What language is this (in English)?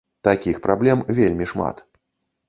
Belarusian